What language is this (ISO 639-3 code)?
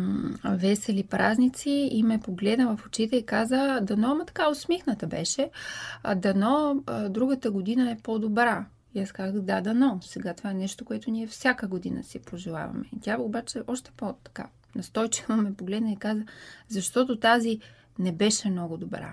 bul